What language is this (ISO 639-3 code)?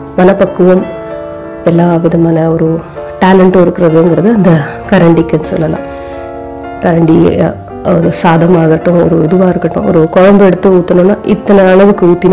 tam